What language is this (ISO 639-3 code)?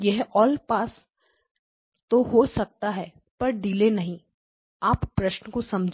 hin